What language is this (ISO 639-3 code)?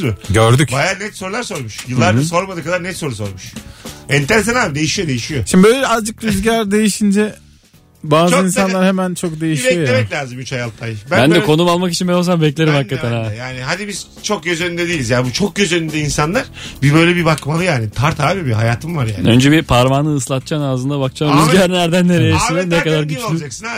tur